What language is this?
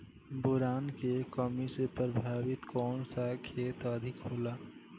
Bhojpuri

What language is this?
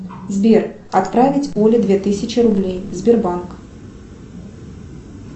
Russian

